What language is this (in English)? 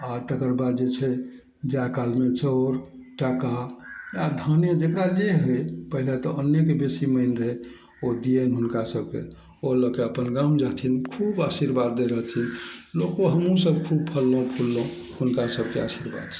Maithili